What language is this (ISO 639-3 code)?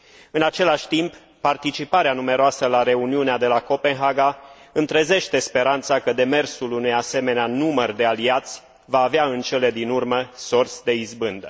ron